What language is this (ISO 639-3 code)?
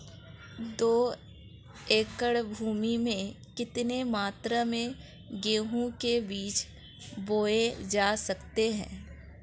hin